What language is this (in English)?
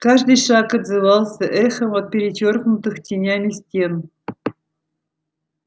Russian